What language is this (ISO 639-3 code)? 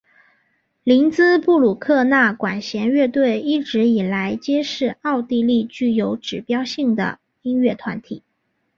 zho